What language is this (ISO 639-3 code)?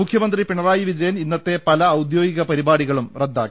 mal